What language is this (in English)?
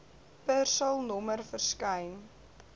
Afrikaans